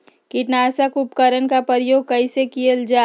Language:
Magahi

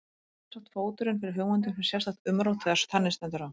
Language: Icelandic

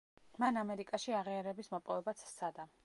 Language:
Georgian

